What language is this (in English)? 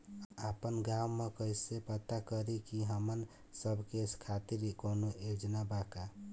Bhojpuri